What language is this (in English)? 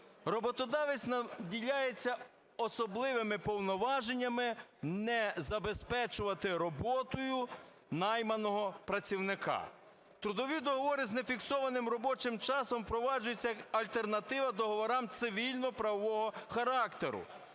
Ukrainian